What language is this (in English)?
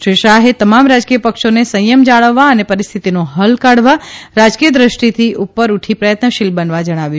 Gujarati